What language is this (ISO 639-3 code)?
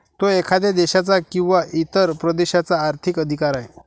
mar